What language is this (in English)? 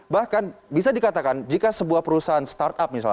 Indonesian